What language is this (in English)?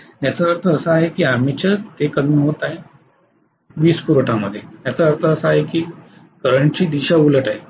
Marathi